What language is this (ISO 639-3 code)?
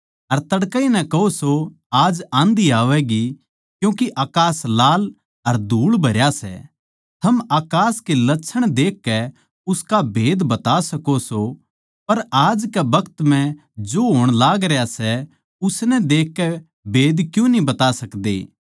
bgc